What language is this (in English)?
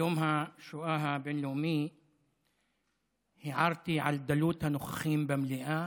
Hebrew